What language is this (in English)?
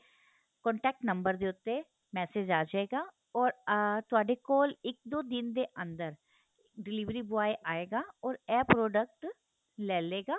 Punjabi